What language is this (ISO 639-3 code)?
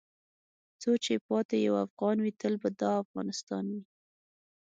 pus